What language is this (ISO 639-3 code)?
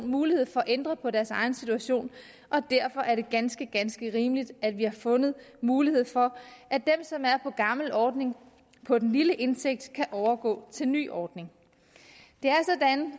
dan